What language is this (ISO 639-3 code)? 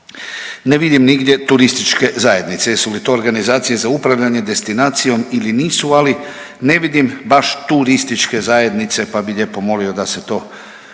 hrv